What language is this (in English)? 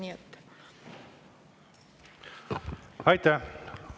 Estonian